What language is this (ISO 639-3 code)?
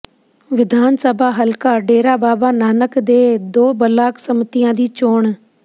pan